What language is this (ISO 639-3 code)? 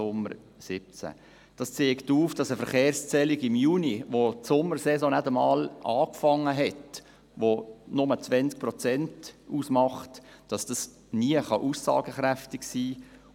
gsw